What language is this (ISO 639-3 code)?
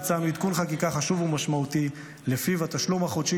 heb